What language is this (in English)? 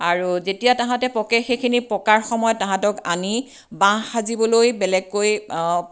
Assamese